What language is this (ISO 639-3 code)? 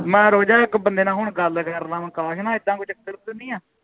pan